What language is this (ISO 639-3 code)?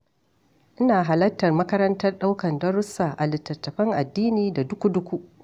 hau